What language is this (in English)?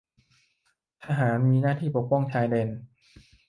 Thai